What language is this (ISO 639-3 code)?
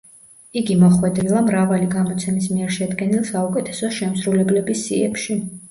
kat